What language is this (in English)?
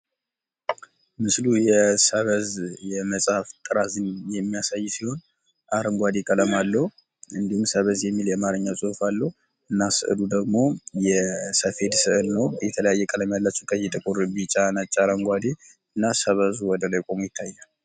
Amharic